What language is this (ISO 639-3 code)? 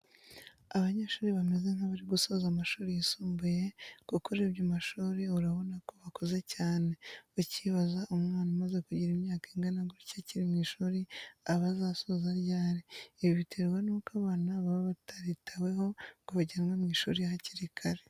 kin